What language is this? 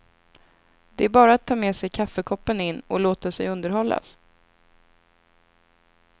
Swedish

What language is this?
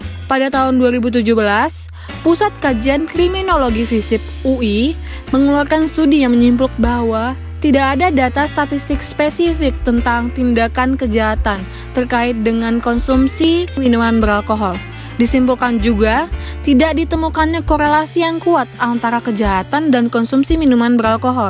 Indonesian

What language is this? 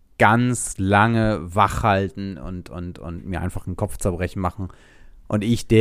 German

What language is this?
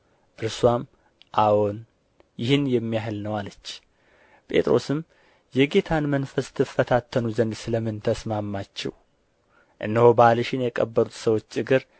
Amharic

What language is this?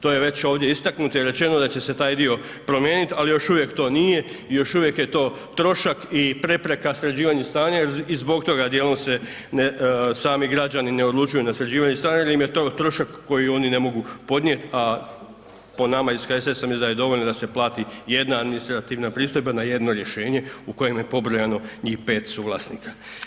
Croatian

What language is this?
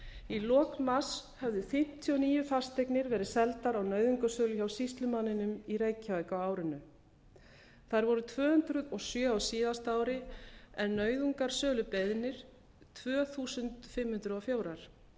Icelandic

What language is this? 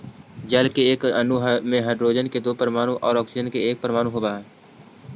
Magahi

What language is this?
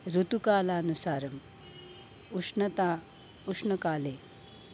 Sanskrit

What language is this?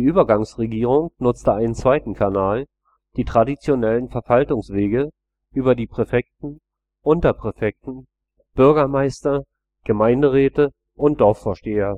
German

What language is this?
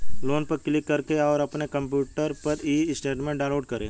Hindi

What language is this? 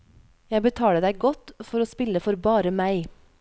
Norwegian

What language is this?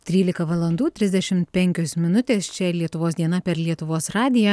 Lithuanian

